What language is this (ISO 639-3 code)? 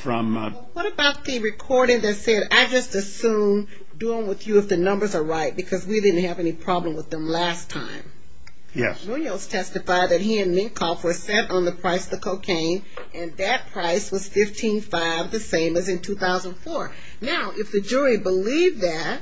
eng